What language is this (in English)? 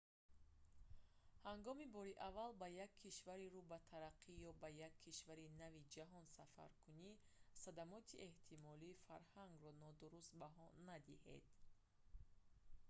Tajik